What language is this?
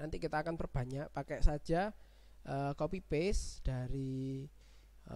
Indonesian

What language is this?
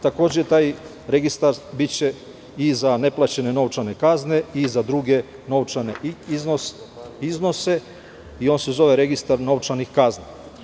Serbian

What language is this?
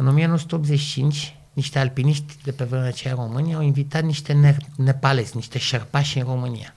Romanian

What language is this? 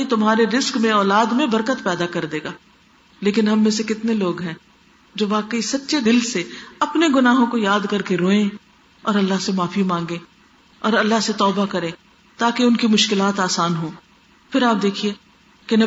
Urdu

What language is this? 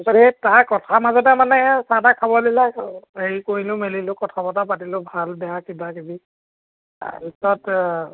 Assamese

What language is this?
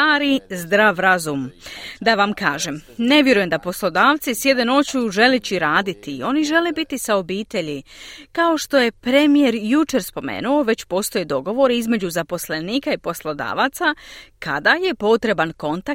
Croatian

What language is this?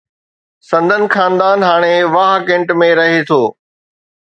Sindhi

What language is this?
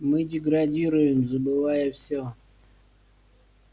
Russian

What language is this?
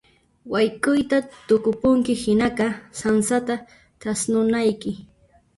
Puno Quechua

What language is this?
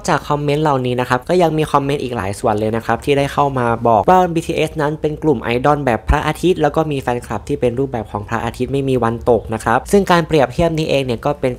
Thai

